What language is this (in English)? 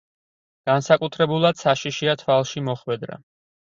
Georgian